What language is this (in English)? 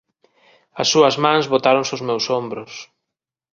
Galician